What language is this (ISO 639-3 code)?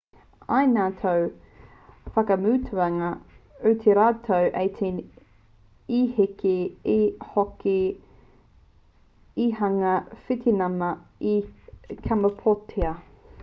mri